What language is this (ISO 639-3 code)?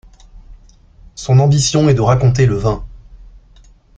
fra